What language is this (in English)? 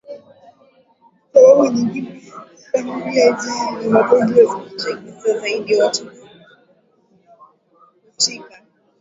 Swahili